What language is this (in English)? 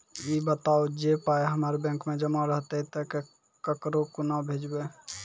Maithili